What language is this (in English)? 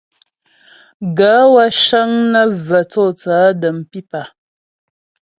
Ghomala